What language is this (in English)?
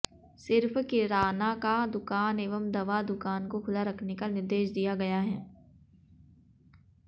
Hindi